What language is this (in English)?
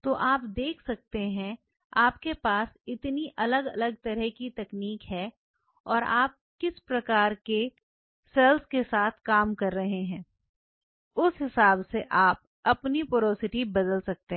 Hindi